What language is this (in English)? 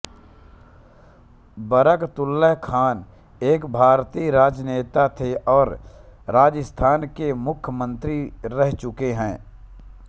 Hindi